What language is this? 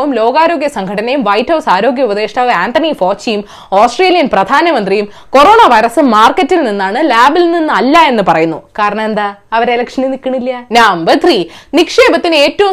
Malayalam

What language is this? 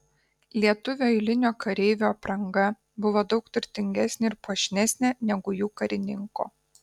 Lithuanian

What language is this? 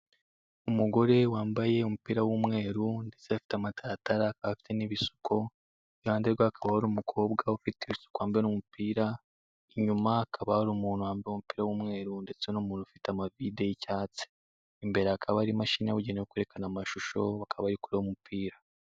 Kinyarwanda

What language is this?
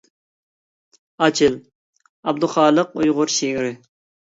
Uyghur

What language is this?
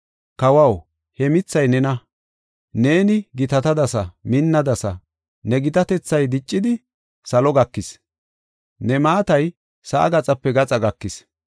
Gofa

